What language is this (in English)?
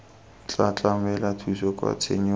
Tswana